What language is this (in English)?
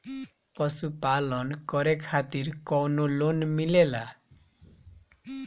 Bhojpuri